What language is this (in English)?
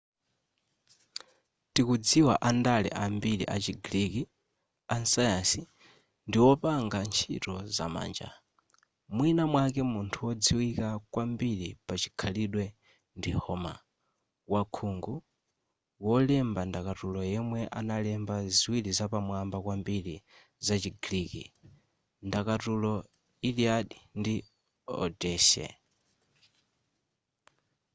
Nyanja